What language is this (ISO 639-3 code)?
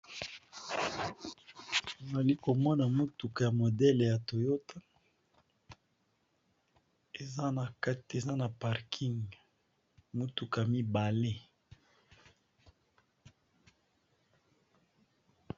lin